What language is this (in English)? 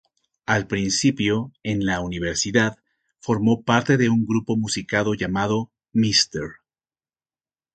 Spanish